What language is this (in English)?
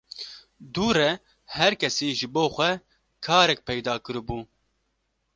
Kurdish